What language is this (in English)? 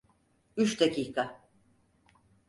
Turkish